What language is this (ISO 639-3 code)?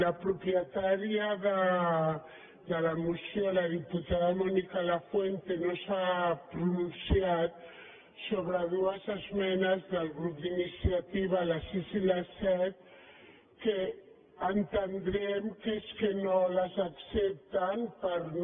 cat